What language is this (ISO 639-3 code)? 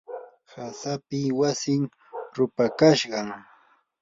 qur